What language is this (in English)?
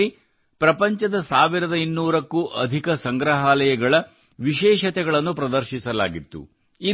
Kannada